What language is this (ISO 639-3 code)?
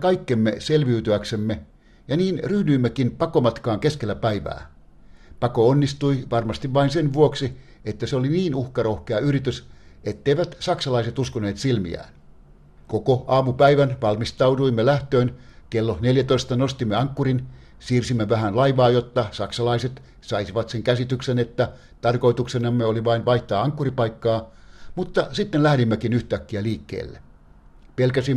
fin